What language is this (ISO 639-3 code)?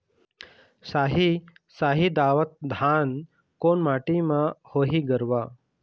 hne